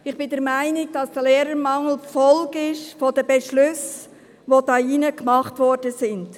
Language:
Swiss German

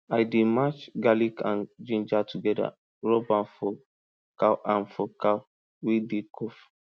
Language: Nigerian Pidgin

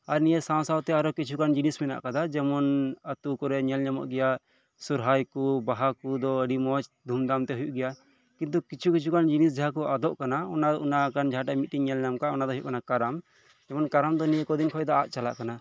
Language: Santali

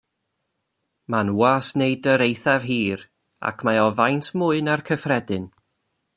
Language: Welsh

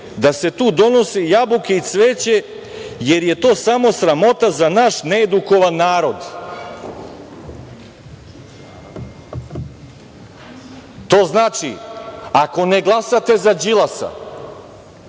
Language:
Serbian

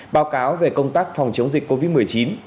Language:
Vietnamese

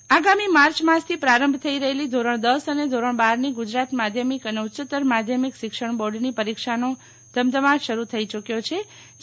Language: Gujarati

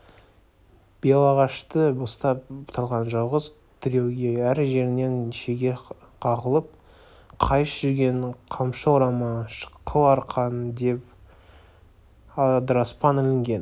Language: Kazakh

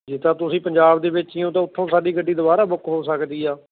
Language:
Punjabi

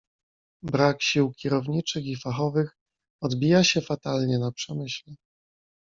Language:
Polish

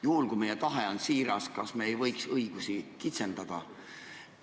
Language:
Estonian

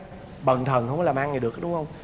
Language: Vietnamese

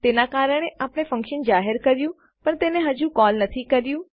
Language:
Gujarati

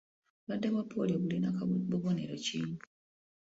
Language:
Ganda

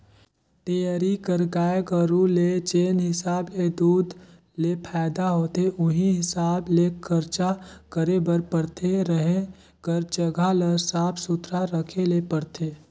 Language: Chhattisgarhi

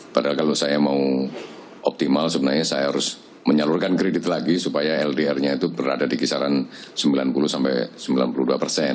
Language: Indonesian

